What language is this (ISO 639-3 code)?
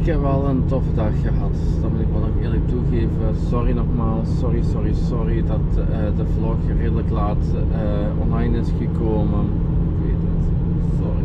nld